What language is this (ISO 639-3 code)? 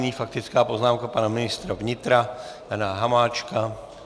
ces